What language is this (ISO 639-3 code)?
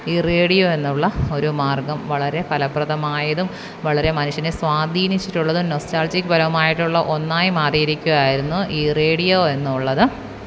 mal